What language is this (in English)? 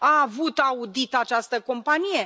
Romanian